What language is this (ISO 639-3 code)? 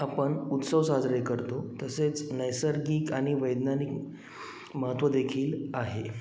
mar